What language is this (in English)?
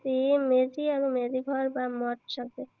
Assamese